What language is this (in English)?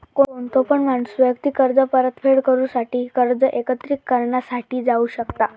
Marathi